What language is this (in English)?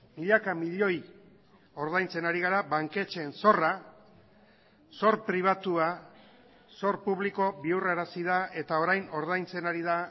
Basque